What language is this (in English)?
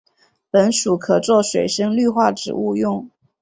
Chinese